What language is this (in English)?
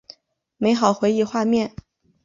Chinese